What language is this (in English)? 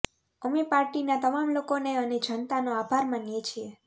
Gujarati